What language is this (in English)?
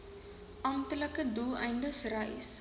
Afrikaans